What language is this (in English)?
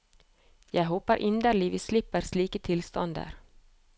Norwegian